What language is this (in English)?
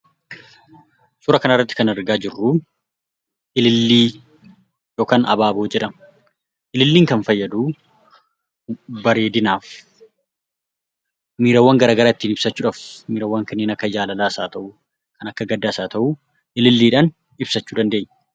Oromo